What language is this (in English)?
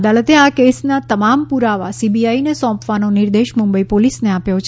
Gujarati